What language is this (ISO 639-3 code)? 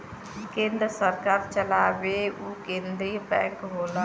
bho